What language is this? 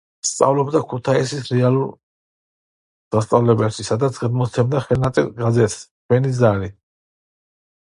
Georgian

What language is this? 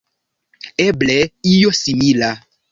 Esperanto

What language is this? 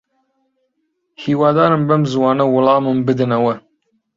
Central Kurdish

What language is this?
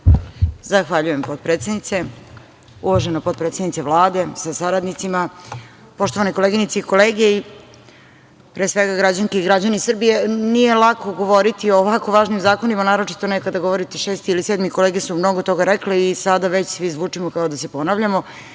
Serbian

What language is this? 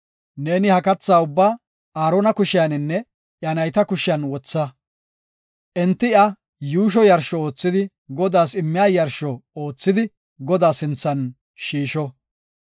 Gofa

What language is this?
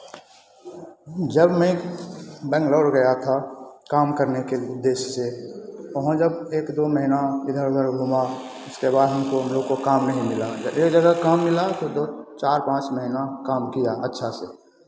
Hindi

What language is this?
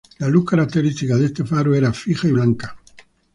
Spanish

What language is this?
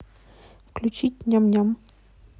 Russian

